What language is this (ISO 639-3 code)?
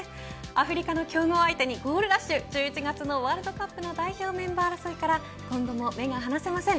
jpn